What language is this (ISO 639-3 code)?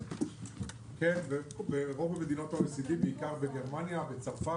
heb